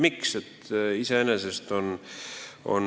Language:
Estonian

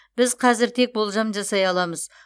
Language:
Kazakh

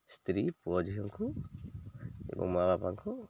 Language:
Odia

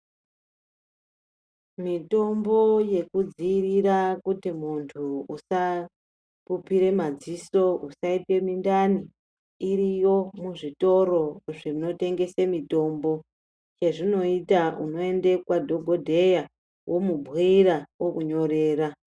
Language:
Ndau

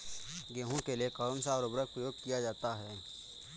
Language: Hindi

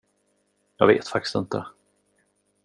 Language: Swedish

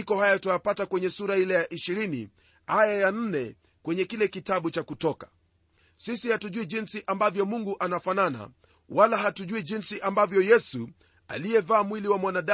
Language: Swahili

